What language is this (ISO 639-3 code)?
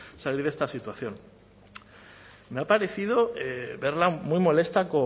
spa